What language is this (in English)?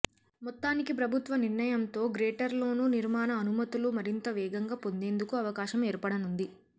Telugu